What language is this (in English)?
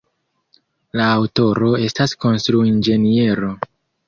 Esperanto